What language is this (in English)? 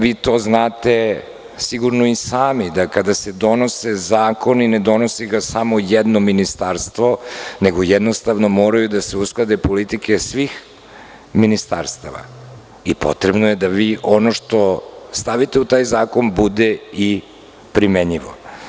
Serbian